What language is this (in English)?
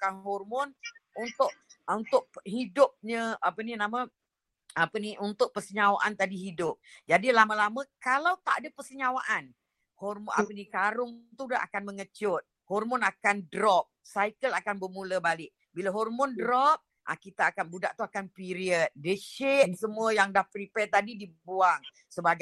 Malay